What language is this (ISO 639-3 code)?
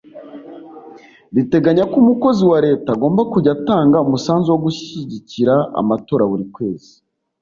kin